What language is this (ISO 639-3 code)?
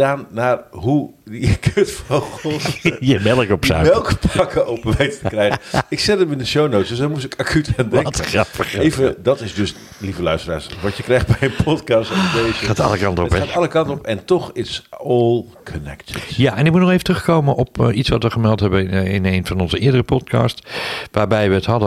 nld